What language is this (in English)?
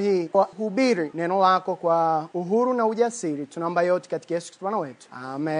Swahili